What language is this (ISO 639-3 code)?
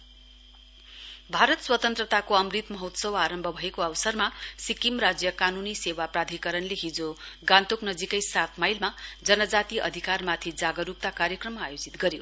nep